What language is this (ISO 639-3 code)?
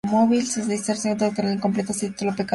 spa